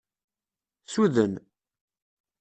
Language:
Kabyle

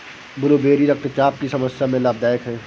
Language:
Hindi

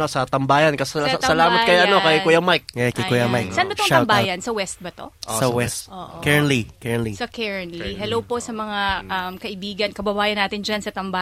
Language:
Filipino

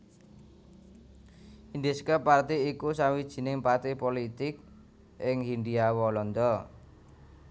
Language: Javanese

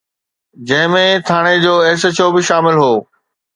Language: Sindhi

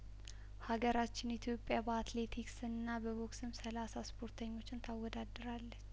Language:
Amharic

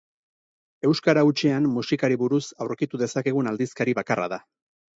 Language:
Basque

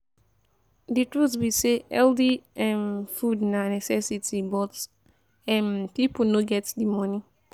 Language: Nigerian Pidgin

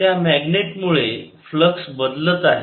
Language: Marathi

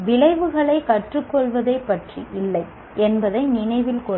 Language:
Tamil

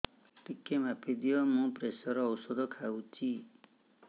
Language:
Odia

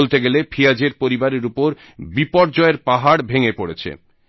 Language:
Bangla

